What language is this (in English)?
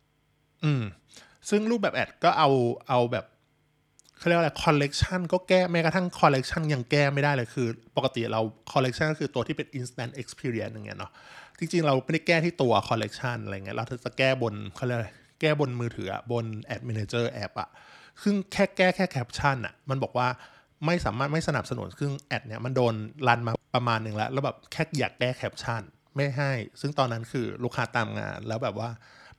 Thai